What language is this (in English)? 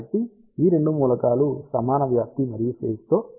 Telugu